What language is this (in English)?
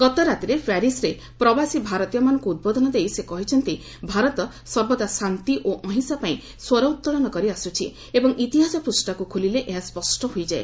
Odia